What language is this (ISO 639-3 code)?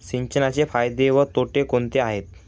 mar